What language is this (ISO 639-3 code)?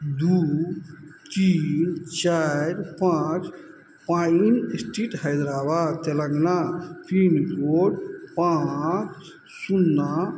mai